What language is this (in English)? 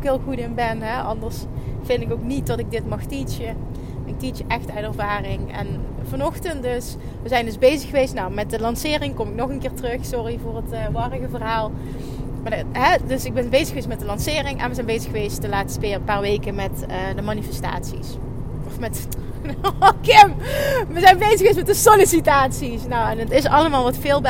Dutch